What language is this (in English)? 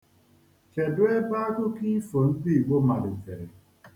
Igbo